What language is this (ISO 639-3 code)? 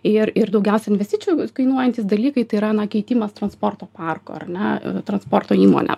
lit